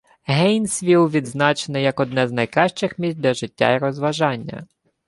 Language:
Ukrainian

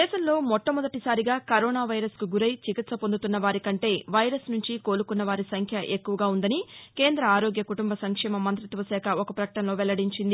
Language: Telugu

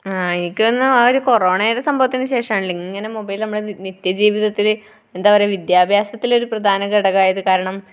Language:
Malayalam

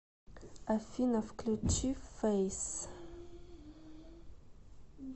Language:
Russian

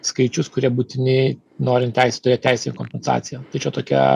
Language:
Lithuanian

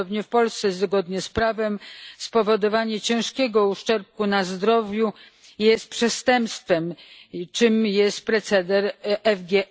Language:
Polish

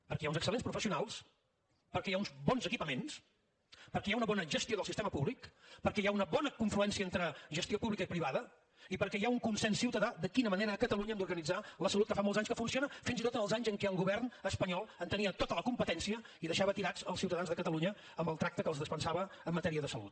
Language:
Catalan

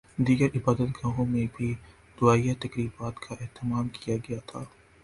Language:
Urdu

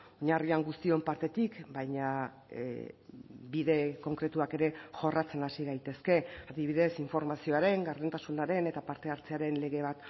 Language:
Basque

